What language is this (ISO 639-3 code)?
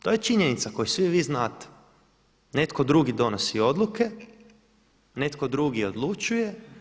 hrv